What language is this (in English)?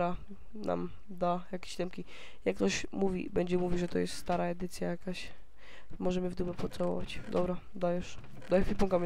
Polish